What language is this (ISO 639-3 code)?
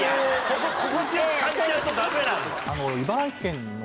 jpn